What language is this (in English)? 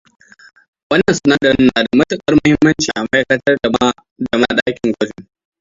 Hausa